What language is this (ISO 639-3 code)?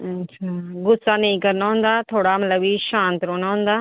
doi